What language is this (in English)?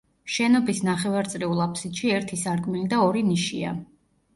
Georgian